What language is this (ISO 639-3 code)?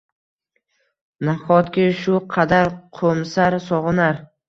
uzb